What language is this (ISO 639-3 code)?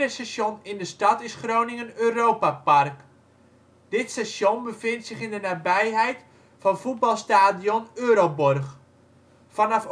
nld